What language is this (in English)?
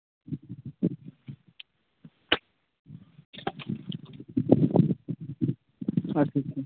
Santali